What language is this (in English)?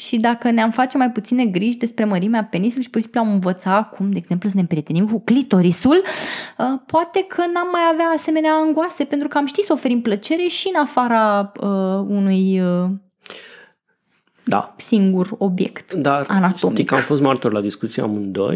Romanian